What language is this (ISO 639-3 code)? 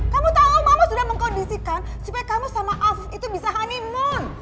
ind